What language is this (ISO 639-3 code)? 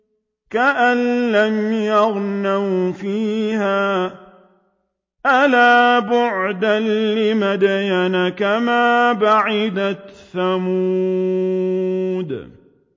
ara